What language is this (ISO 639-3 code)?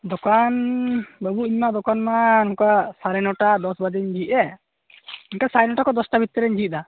sat